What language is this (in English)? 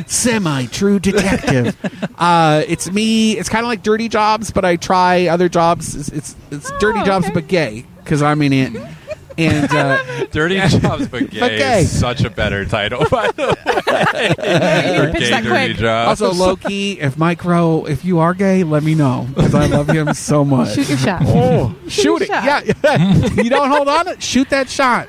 English